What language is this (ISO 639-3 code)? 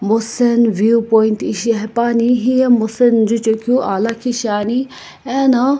nsm